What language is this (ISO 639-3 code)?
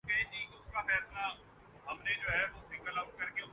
urd